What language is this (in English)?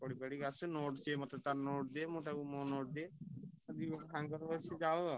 Odia